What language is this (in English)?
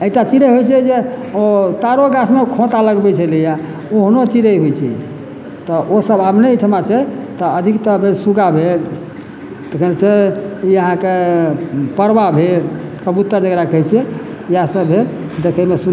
Maithili